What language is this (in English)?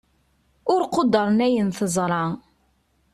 Kabyle